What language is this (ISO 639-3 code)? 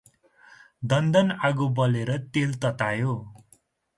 nep